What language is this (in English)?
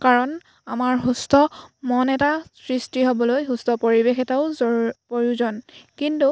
Assamese